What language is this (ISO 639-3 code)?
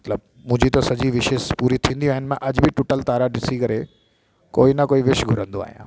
snd